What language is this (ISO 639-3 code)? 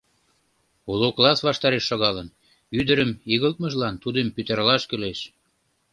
chm